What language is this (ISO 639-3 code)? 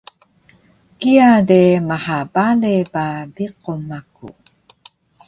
trv